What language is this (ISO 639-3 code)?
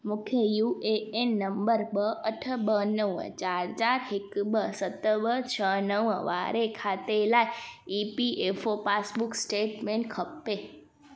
snd